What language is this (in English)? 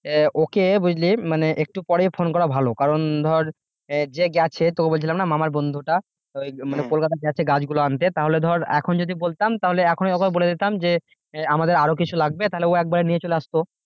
Bangla